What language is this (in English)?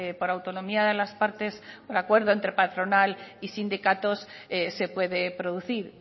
Spanish